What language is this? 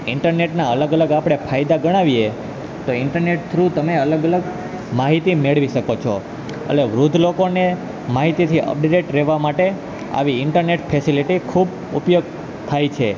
Gujarati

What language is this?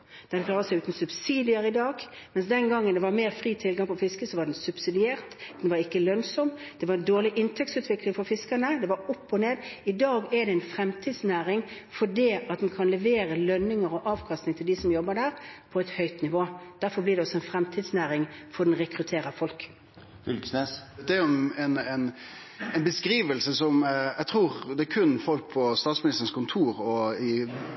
Norwegian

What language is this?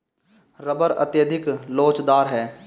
Hindi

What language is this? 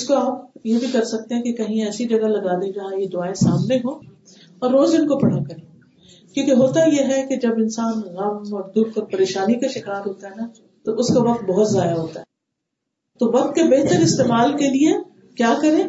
Urdu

